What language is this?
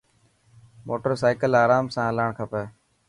Dhatki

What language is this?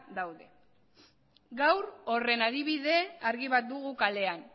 Basque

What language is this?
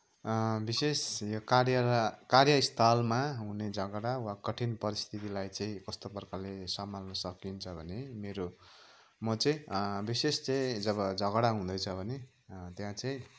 Nepali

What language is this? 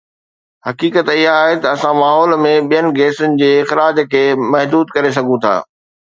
Sindhi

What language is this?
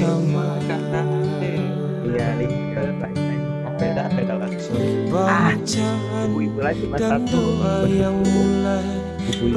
Indonesian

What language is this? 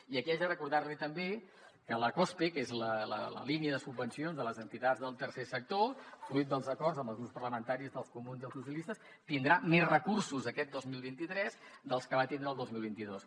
Catalan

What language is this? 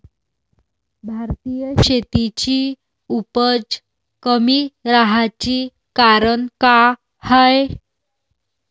Marathi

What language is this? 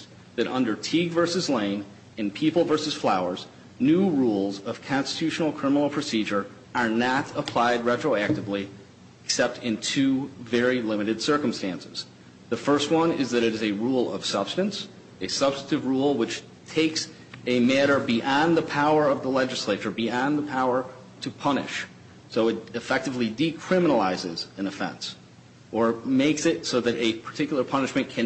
English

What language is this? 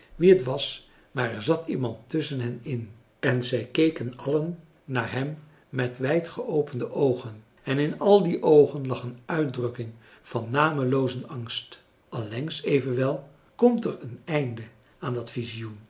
Dutch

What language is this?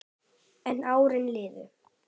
Icelandic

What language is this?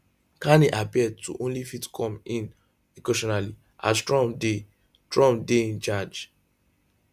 Nigerian Pidgin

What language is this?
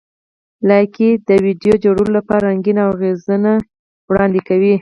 Pashto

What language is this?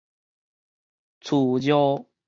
Min Nan Chinese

